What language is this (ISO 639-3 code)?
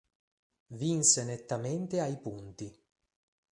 ita